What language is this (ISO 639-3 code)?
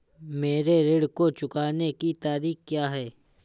hin